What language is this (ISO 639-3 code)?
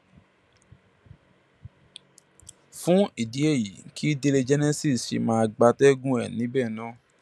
yor